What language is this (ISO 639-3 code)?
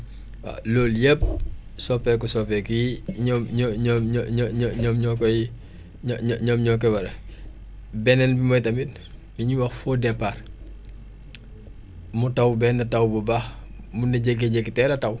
wol